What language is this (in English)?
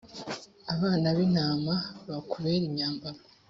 Kinyarwanda